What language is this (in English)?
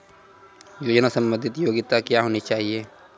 Maithili